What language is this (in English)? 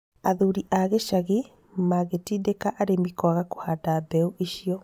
Kikuyu